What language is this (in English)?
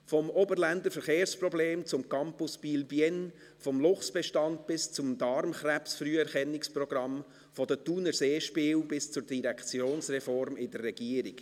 Swiss German